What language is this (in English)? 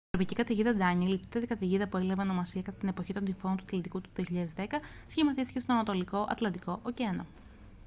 Greek